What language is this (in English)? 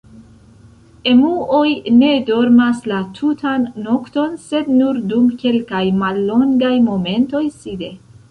Esperanto